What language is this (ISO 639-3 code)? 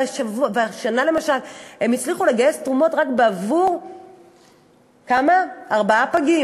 heb